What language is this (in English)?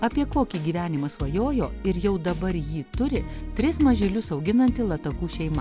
Lithuanian